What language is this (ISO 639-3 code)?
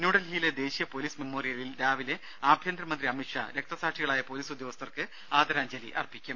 mal